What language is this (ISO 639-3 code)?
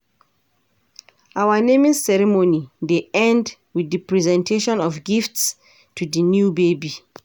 pcm